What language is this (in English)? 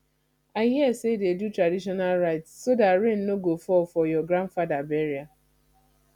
Nigerian Pidgin